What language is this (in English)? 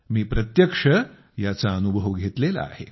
Marathi